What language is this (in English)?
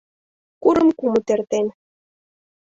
Mari